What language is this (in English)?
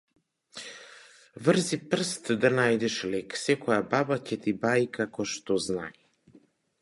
Macedonian